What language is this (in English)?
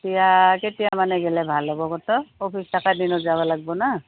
Assamese